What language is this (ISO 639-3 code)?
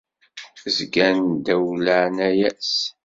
kab